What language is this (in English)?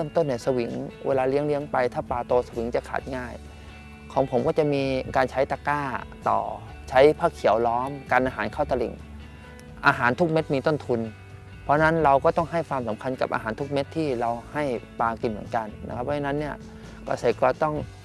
Thai